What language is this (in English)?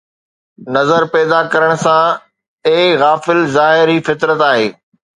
Sindhi